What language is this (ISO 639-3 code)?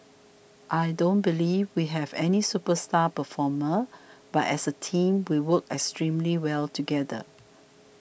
eng